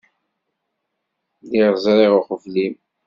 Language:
Kabyle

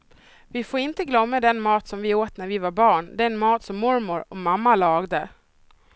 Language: Swedish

